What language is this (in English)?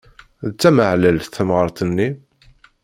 Kabyle